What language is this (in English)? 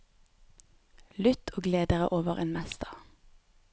Norwegian